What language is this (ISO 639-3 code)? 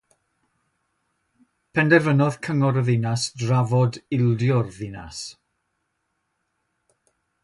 cym